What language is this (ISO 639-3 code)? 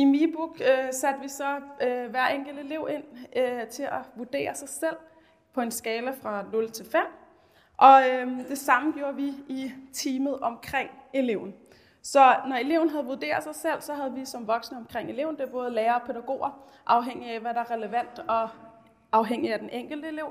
dan